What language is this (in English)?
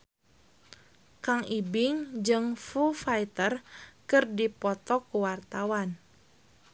Sundanese